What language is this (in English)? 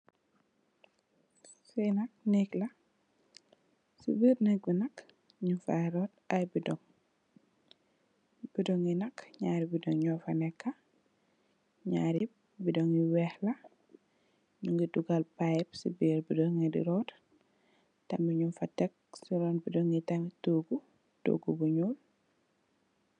Wolof